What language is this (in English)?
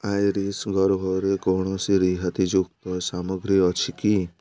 Odia